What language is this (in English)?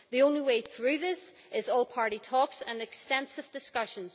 English